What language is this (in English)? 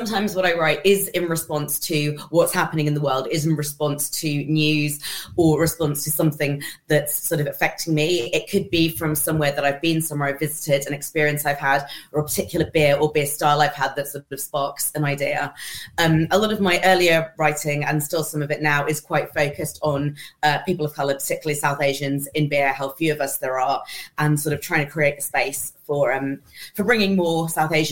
English